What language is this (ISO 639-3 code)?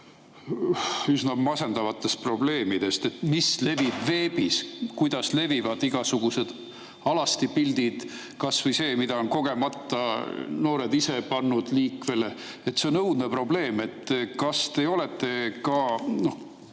est